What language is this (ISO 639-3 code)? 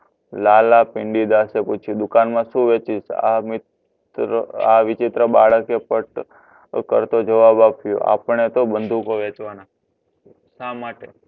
guj